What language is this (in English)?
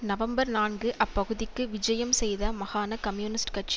Tamil